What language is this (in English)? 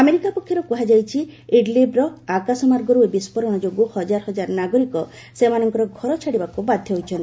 Odia